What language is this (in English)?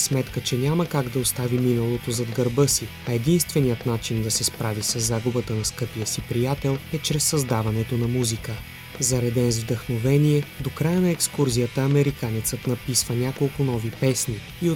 Bulgarian